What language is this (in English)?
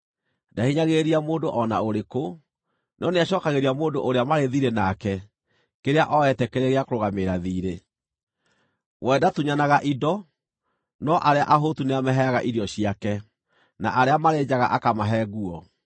Kikuyu